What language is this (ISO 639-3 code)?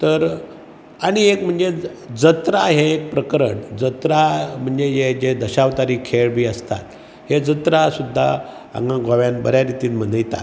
kok